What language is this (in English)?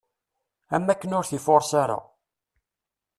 Kabyle